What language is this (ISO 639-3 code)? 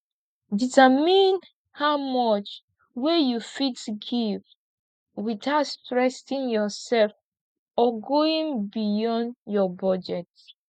pcm